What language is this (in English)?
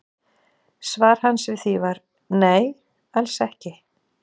Icelandic